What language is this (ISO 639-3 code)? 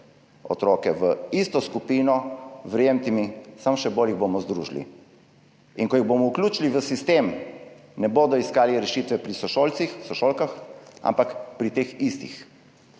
slv